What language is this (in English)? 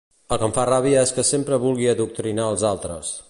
Catalan